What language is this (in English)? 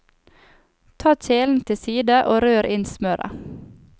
Norwegian